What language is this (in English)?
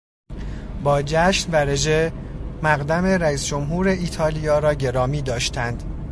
Persian